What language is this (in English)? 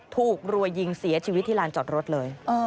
Thai